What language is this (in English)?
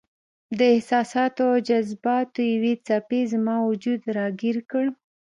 Pashto